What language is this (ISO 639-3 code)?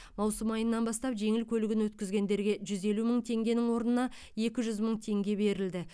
kaz